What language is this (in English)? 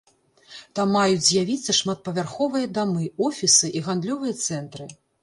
Belarusian